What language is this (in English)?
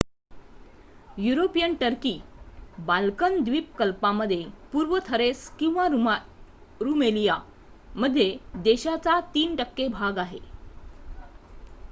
Marathi